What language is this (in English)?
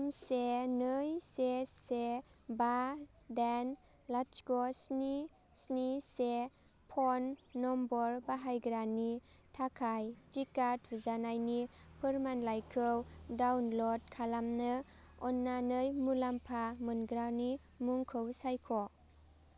Bodo